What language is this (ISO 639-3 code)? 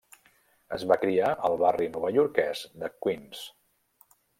cat